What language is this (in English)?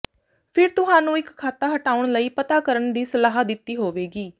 Punjabi